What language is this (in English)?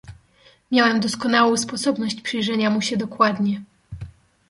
Polish